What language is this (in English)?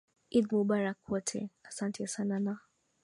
Swahili